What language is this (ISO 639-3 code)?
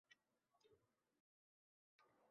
uzb